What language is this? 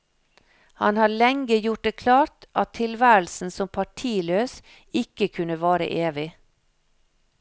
Norwegian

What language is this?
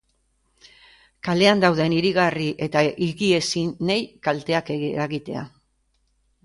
Basque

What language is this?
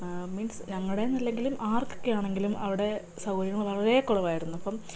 Malayalam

